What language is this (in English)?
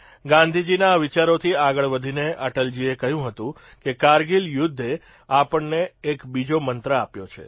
Gujarati